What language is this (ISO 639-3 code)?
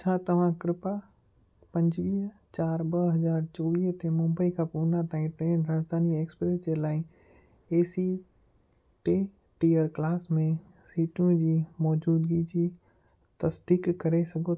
snd